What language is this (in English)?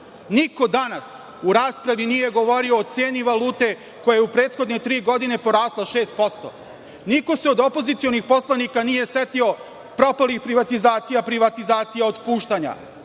Serbian